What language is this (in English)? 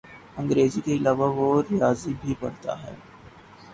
Urdu